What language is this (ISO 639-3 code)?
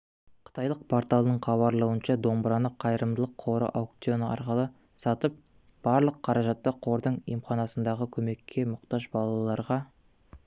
kaz